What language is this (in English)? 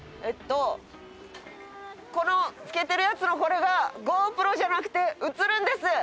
Japanese